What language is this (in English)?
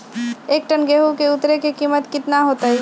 Magahi